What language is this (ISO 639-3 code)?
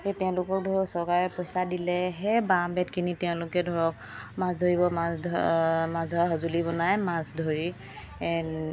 asm